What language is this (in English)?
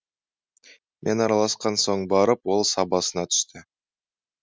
Kazakh